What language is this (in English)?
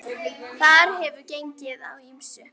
Icelandic